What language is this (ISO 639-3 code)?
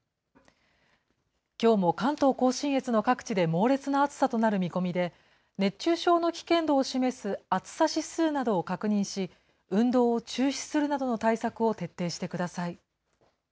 jpn